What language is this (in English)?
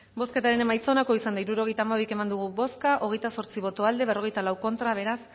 Basque